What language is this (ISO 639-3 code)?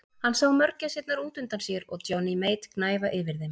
isl